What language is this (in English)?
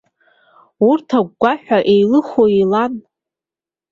Abkhazian